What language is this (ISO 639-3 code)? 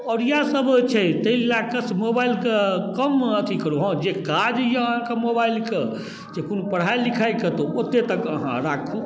mai